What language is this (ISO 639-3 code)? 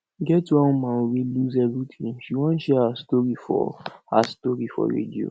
pcm